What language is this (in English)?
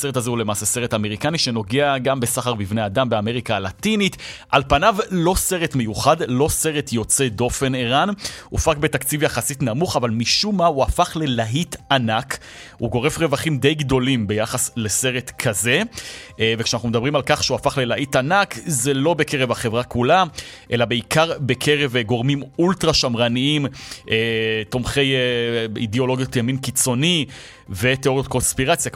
Hebrew